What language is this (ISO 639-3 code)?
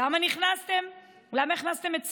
heb